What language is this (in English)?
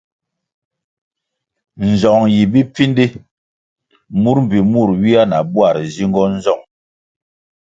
Kwasio